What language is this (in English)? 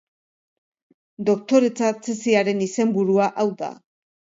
Basque